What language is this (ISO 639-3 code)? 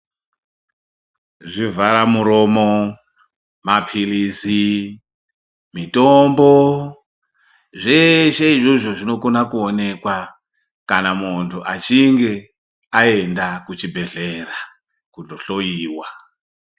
ndc